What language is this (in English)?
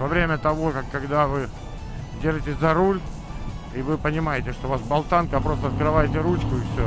Russian